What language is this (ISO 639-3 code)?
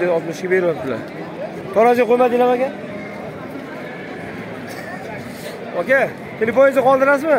tur